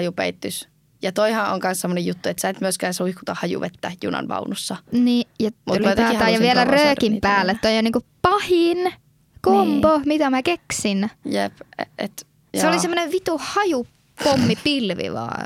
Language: Finnish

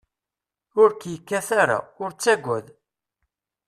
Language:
Kabyle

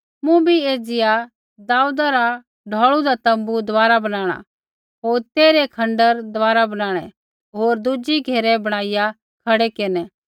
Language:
Kullu Pahari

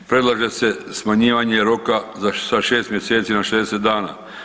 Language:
Croatian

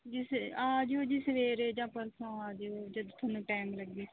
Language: Punjabi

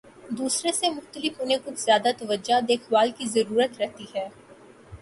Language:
Urdu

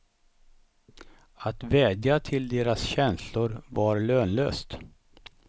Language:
Swedish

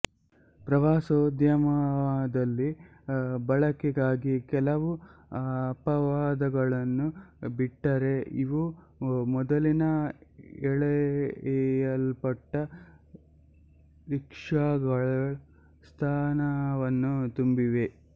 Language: Kannada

